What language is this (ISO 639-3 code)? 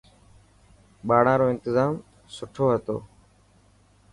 mki